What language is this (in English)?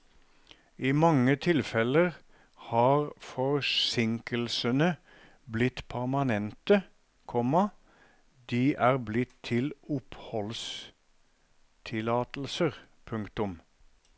Norwegian